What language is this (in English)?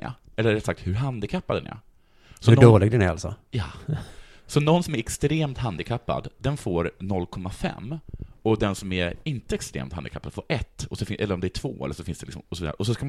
Swedish